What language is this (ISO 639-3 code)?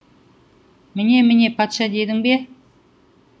kaz